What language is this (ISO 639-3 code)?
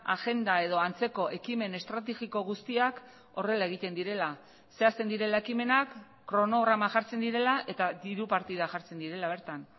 eus